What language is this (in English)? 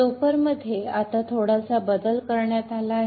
Marathi